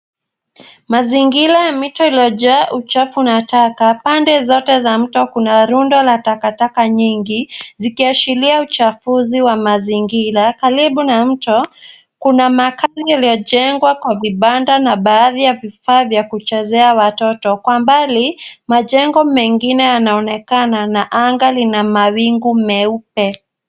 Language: Swahili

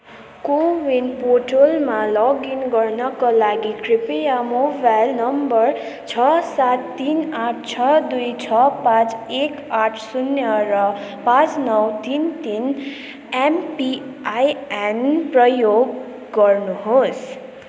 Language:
Nepali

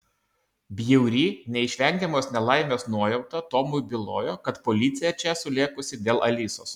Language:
Lithuanian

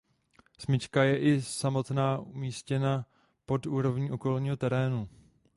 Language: Czech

